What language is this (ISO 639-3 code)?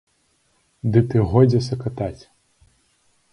bel